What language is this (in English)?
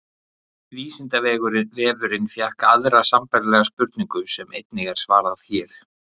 Icelandic